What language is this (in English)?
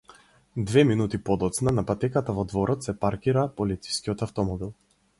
Macedonian